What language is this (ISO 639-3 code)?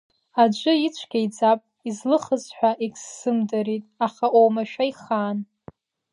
abk